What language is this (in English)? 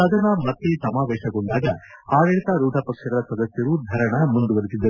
Kannada